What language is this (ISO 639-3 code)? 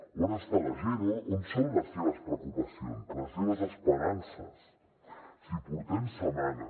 cat